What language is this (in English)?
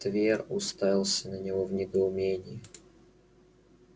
Russian